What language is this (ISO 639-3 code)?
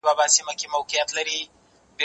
pus